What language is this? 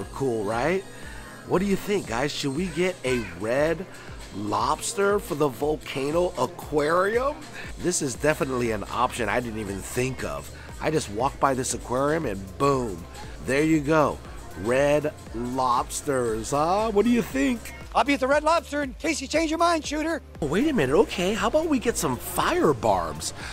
English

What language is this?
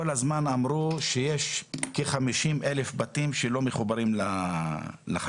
Hebrew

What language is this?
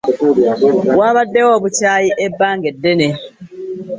Ganda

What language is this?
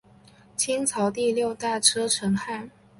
Chinese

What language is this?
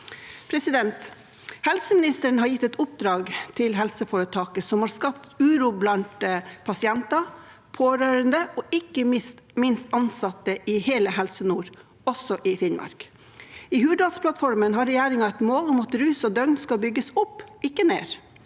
Norwegian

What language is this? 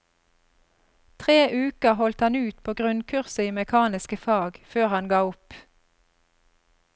Norwegian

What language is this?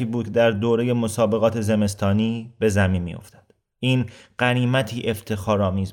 Persian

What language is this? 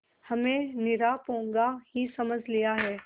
Hindi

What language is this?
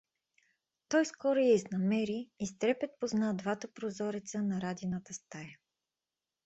Bulgarian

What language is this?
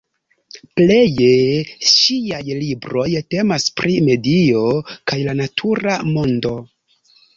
Esperanto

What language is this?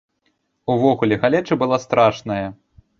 Belarusian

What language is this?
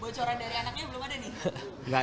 Indonesian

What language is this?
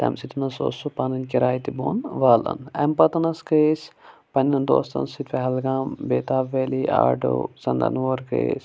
Kashmiri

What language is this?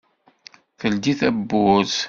Kabyle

